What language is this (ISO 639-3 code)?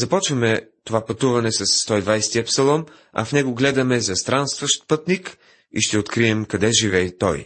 bul